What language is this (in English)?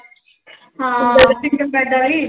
Punjabi